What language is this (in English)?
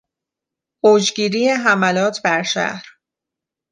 Persian